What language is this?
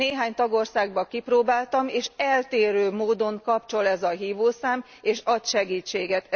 Hungarian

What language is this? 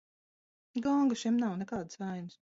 Latvian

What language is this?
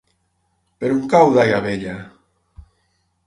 Catalan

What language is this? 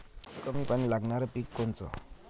Marathi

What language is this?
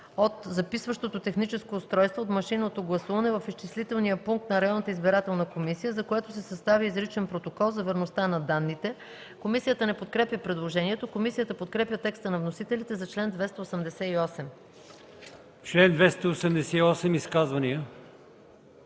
Bulgarian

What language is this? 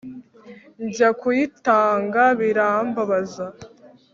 Kinyarwanda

